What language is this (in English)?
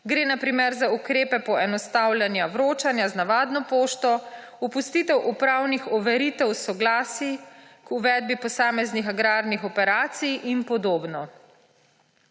Slovenian